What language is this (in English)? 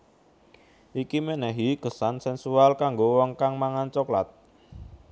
Javanese